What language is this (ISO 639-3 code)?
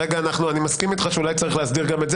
heb